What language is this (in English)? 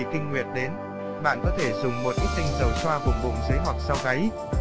Vietnamese